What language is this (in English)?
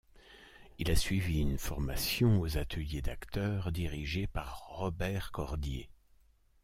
French